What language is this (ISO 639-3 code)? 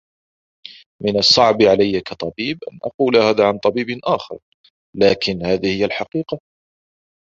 ara